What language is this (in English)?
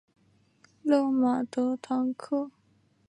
Chinese